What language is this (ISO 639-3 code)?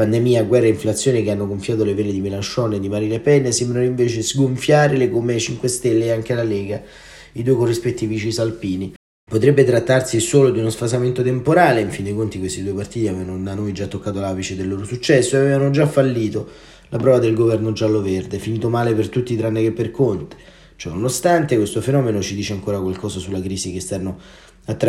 ita